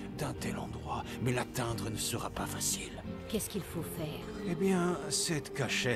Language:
French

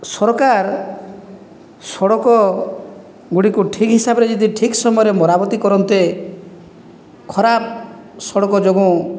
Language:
Odia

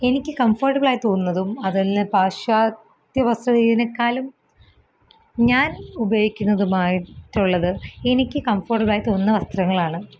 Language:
Malayalam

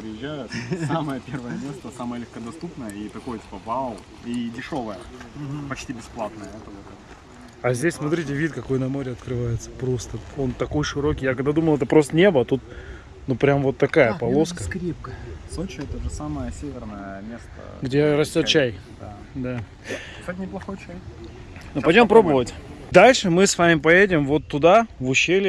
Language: Russian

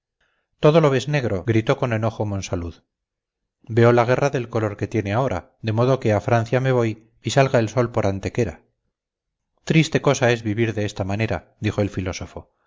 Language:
Spanish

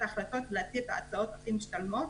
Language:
Hebrew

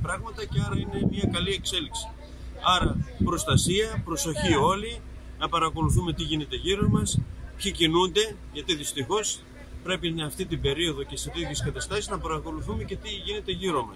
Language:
Greek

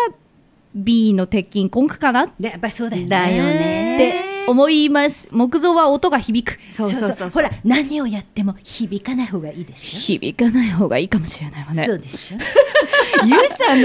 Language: Japanese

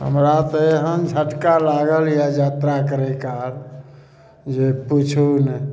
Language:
Maithili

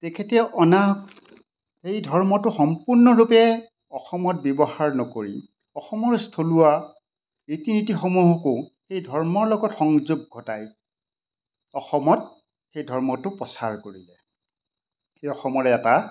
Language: Assamese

